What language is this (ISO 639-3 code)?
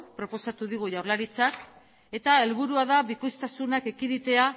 eus